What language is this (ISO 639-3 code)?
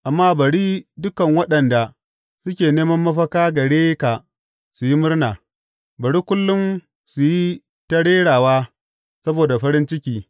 hau